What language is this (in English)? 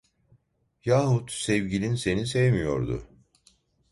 Turkish